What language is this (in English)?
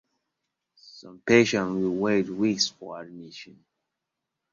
English